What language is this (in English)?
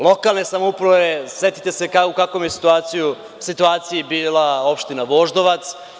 Serbian